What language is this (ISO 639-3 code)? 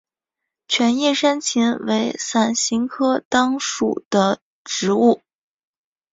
zho